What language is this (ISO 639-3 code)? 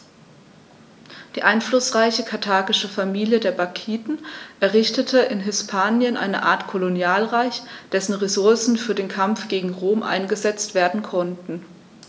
deu